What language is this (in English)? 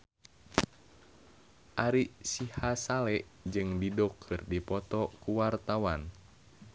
Sundanese